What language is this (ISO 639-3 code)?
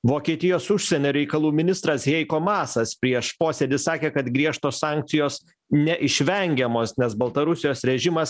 lit